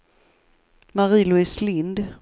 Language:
Swedish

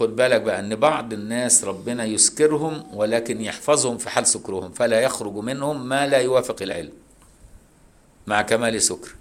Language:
Arabic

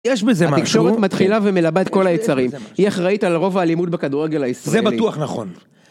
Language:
Hebrew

